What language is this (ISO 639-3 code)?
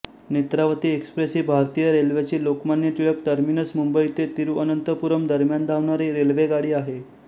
mar